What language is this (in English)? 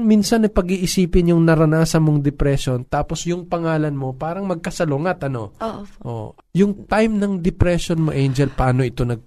Filipino